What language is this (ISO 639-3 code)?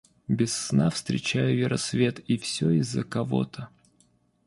rus